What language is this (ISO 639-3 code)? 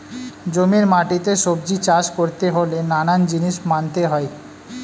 ben